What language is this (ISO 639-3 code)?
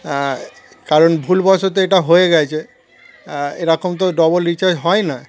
ben